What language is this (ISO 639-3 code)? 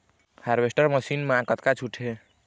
hne